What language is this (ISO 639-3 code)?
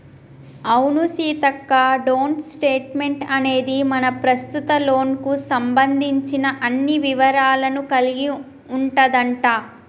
tel